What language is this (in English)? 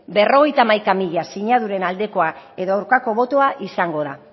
Basque